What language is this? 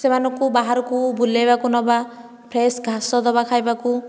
Odia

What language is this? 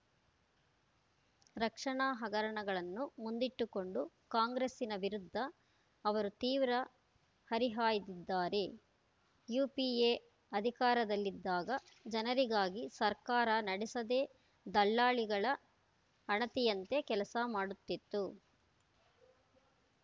Kannada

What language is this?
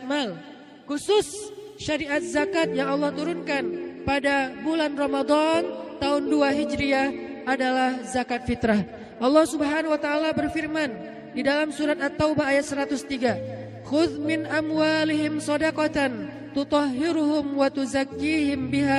Indonesian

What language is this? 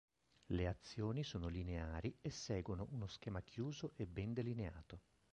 Italian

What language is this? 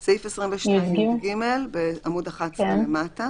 Hebrew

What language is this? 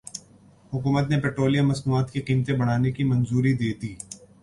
Urdu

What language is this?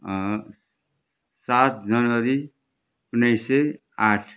Nepali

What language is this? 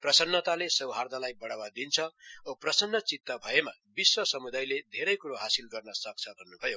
Nepali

